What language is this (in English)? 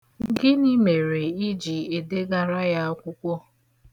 Igbo